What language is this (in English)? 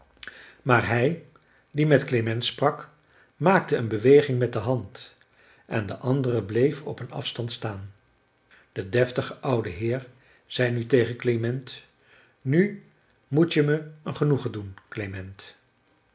Dutch